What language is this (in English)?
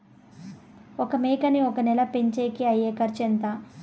Telugu